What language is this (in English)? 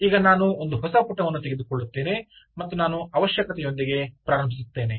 Kannada